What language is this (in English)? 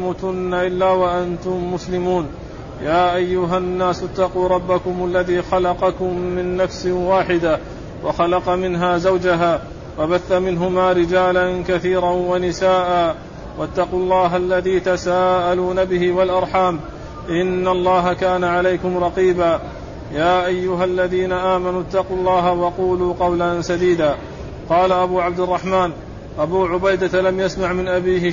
Arabic